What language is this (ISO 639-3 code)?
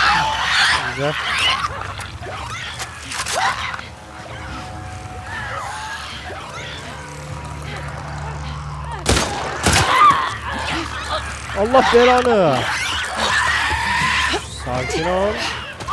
tur